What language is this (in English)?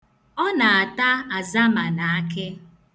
Igbo